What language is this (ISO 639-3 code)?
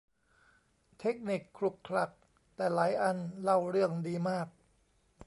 tha